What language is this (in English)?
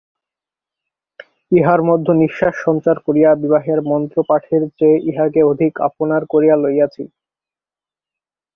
Bangla